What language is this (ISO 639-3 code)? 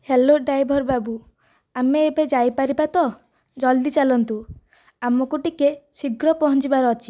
ori